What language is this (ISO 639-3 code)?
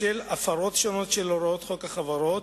heb